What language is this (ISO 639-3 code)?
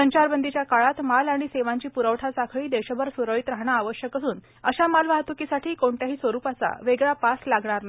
mar